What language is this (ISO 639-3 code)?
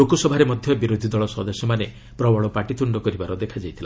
ori